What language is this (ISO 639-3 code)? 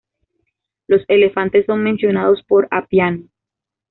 spa